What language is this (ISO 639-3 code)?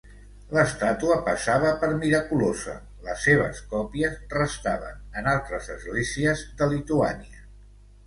cat